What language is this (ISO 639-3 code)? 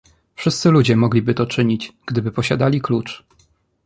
pol